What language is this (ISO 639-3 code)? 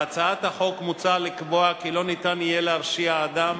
heb